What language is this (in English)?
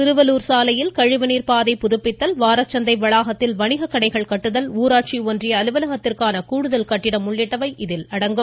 Tamil